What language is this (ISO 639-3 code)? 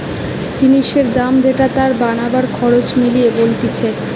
ben